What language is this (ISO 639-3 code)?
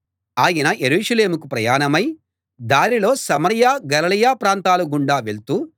tel